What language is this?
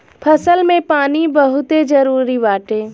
Bhojpuri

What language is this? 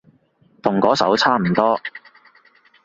Cantonese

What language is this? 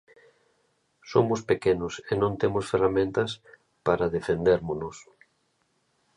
Galician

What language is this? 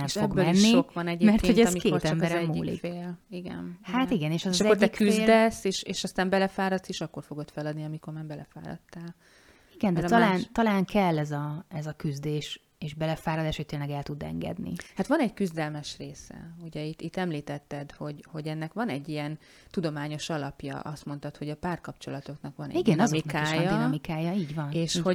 Hungarian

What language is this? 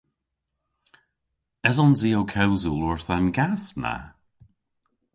Cornish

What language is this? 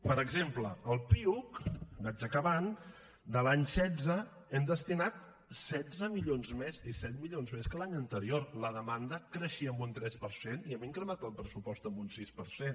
Catalan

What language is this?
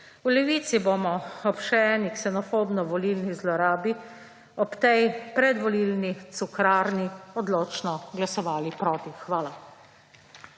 Slovenian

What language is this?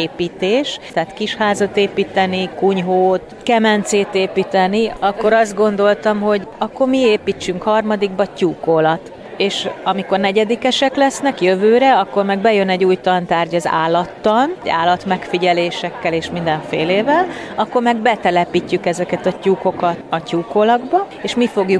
Hungarian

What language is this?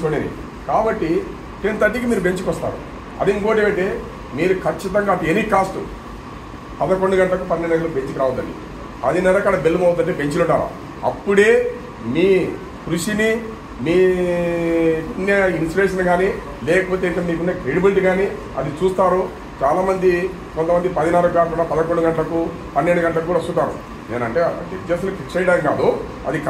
Telugu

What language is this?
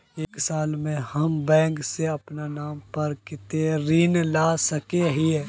Magahi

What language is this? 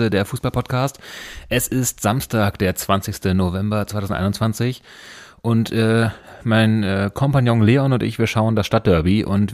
German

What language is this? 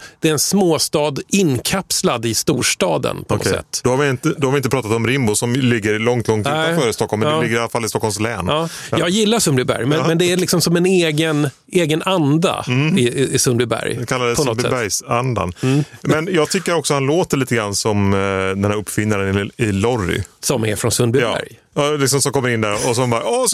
Swedish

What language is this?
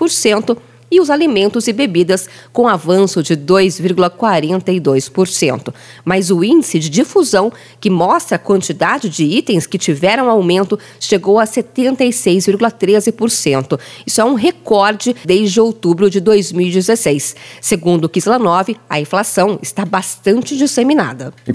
Portuguese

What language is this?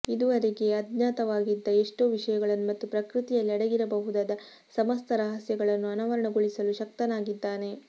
Kannada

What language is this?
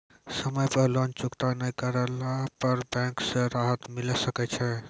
Maithili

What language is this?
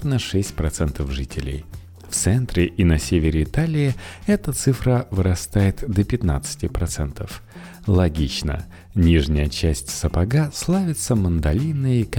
Russian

